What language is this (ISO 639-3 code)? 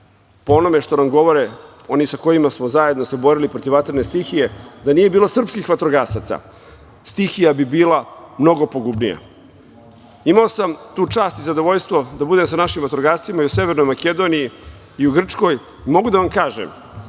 srp